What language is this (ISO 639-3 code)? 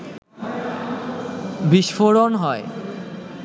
ben